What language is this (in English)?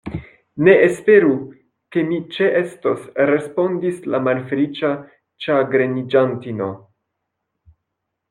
Esperanto